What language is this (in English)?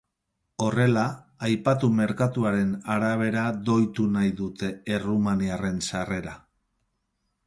Basque